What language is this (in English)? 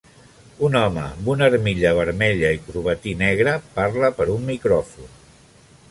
Catalan